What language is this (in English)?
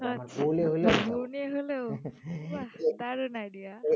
Bangla